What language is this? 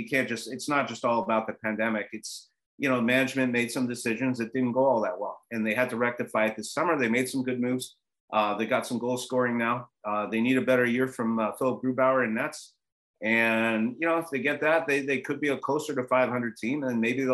English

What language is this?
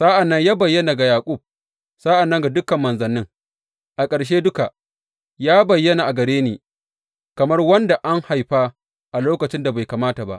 Hausa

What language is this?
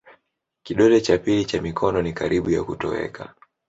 Swahili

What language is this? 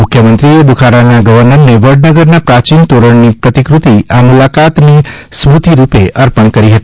Gujarati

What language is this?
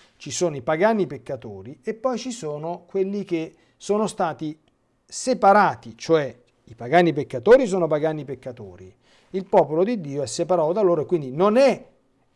Italian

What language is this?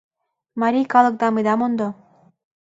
Mari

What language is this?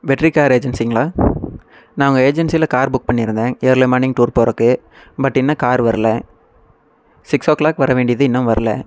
Tamil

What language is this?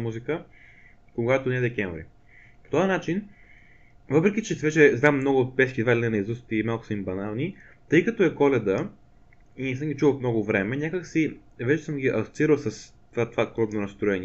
Bulgarian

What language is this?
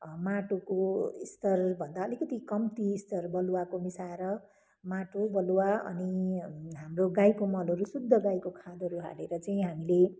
Nepali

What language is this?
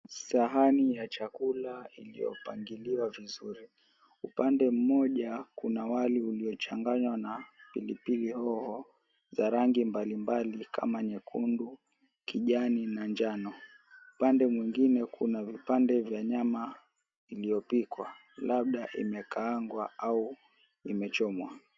Swahili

